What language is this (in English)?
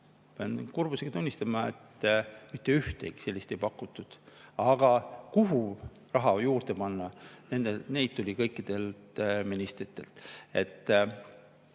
Estonian